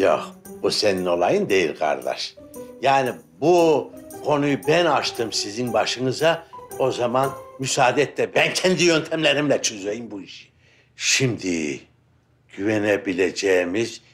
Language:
Turkish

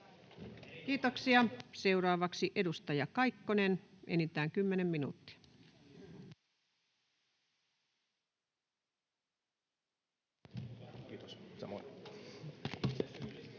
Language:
Finnish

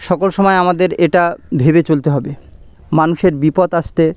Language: Bangla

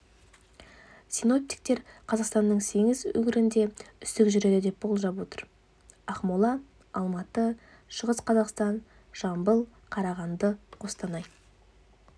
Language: Kazakh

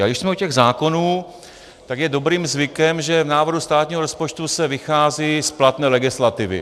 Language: Czech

